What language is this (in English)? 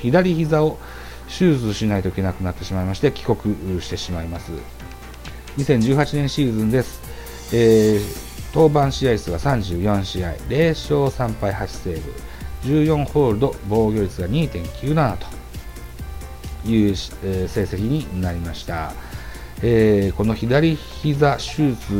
Japanese